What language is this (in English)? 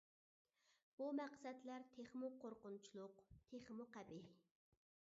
Uyghur